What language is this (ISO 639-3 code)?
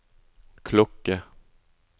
nor